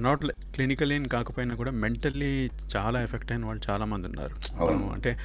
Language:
Telugu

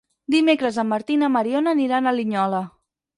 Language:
Catalan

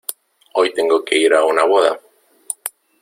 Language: Spanish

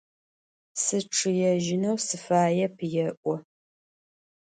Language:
Adyghe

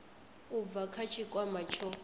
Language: Venda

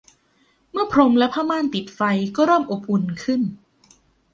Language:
Thai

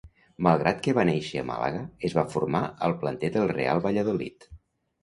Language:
Catalan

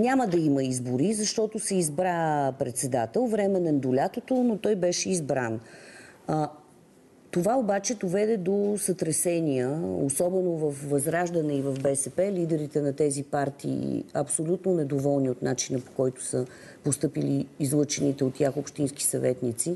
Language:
Bulgarian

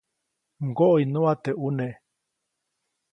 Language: Copainalá Zoque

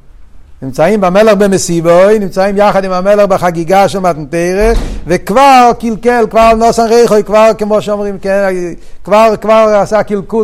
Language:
Hebrew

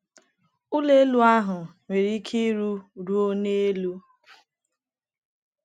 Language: Igbo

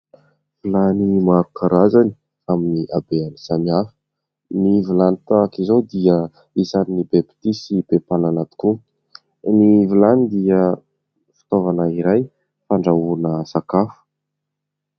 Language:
Malagasy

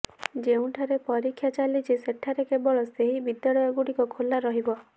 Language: Odia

